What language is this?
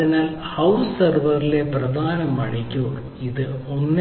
Malayalam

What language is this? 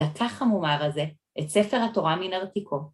Hebrew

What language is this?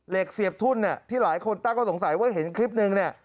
Thai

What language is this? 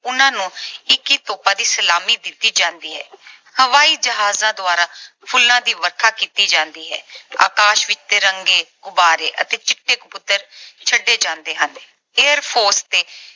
Punjabi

